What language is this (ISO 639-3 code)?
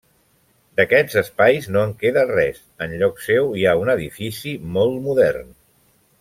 cat